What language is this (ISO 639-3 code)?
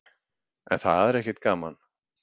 isl